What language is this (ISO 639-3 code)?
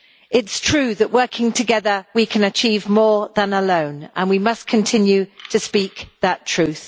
eng